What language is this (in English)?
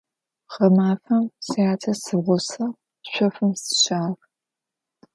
Adyghe